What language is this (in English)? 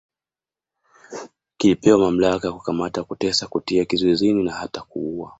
Swahili